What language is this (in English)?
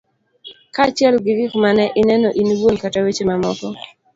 Luo (Kenya and Tanzania)